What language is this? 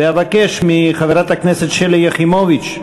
Hebrew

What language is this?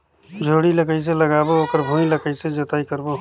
Chhattisgarhi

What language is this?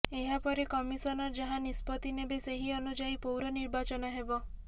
Odia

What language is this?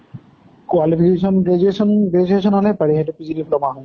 Assamese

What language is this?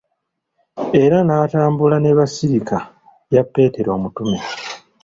Ganda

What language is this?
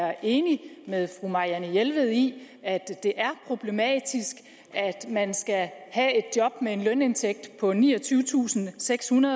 Danish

